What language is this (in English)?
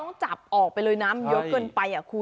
Thai